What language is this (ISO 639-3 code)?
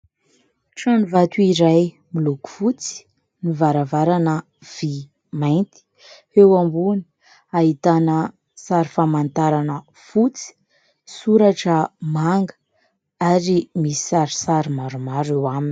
mlg